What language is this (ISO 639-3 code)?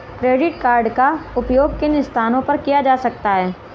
hin